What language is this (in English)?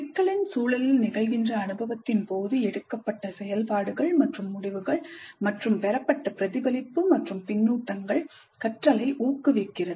Tamil